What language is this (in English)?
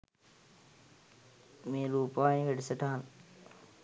Sinhala